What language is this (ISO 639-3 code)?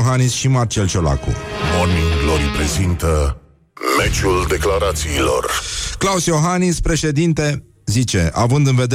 ron